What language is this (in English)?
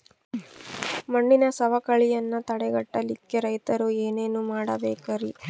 Kannada